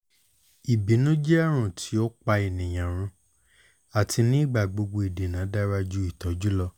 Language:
Yoruba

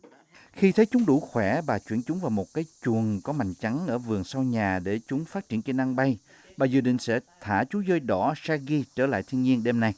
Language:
Vietnamese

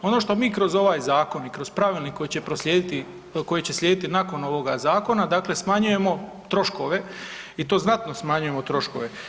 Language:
Croatian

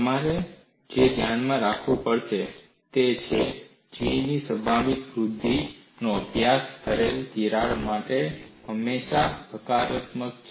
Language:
Gujarati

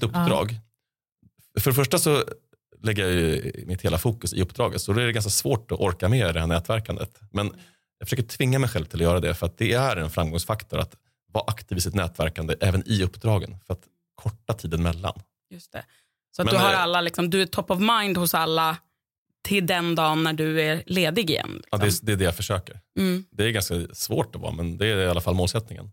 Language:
Swedish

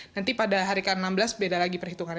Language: Indonesian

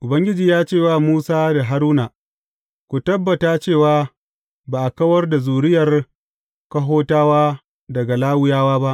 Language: Hausa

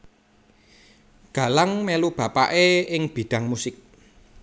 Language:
Javanese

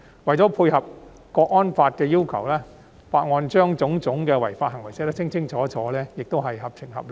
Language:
Cantonese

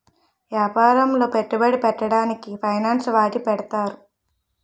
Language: Telugu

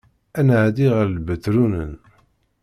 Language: Kabyle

